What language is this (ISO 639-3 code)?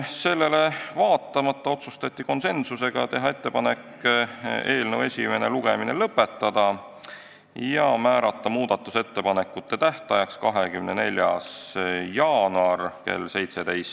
est